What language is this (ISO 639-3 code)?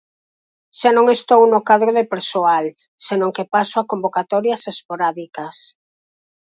glg